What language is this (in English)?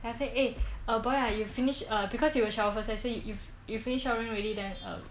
English